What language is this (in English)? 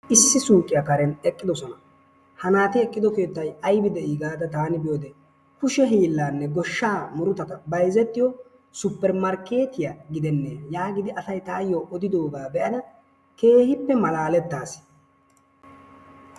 Wolaytta